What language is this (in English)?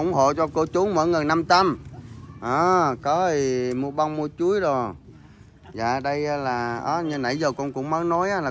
Vietnamese